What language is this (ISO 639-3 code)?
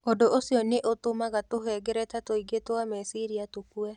kik